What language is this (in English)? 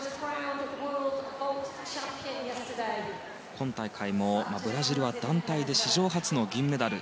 Japanese